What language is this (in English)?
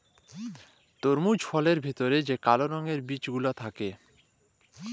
Bangla